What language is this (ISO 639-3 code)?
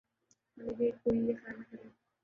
urd